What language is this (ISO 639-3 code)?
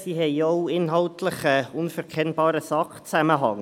gsw